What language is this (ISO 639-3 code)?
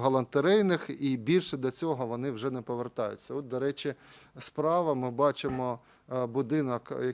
ukr